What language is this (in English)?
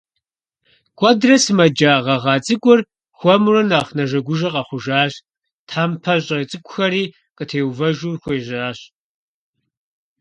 Kabardian